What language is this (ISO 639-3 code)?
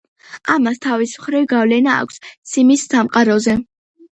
kat